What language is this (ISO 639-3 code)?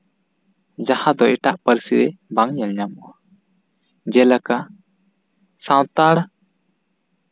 sat